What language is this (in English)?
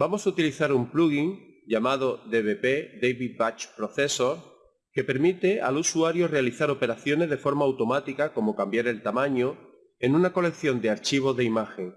Spanish